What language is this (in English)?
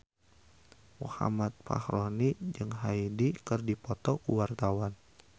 Sundanese